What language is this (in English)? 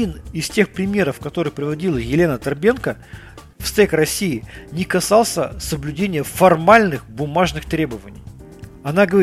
Russian